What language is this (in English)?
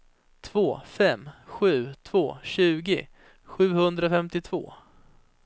Swedish